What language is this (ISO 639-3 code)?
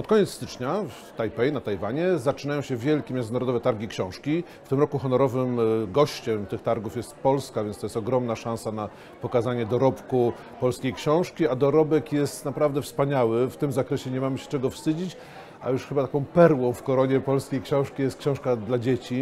pol